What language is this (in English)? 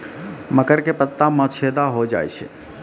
Maithili